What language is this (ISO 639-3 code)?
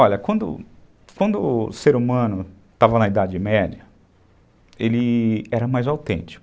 por